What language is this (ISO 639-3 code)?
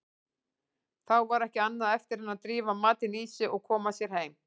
isl